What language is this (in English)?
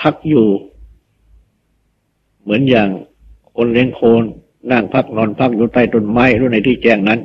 Thai